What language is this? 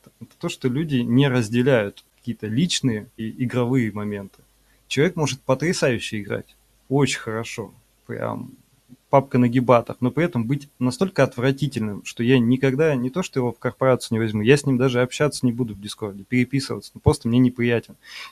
Russian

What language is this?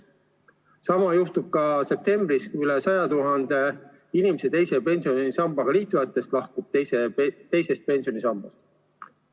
Estonian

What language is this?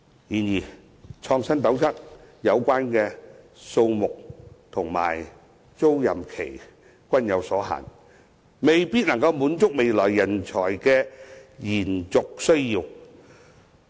Cantonese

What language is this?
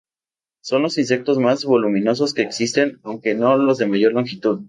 Spanish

